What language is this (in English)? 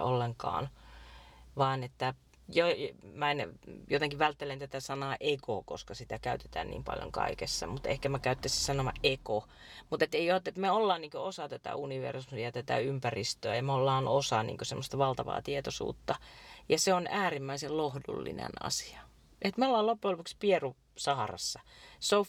Finnish